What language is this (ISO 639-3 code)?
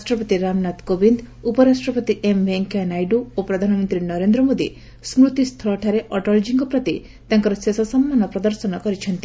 ori